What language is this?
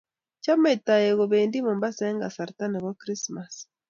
Kalenjin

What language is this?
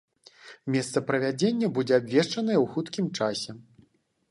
Belarusian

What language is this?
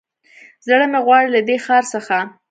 Pashto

